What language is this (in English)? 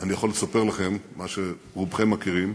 Hebrew